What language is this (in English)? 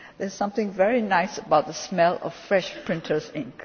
English